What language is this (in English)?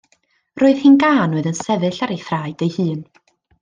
Welsh